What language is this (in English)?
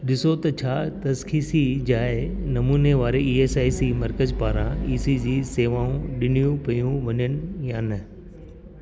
Sindhi